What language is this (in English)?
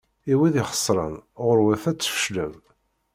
Kabyle